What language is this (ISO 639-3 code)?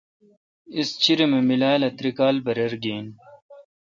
xka